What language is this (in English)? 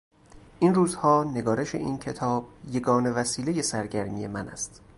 Persian